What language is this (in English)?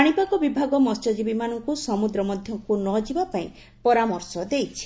Odia